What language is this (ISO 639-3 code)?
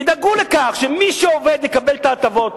heb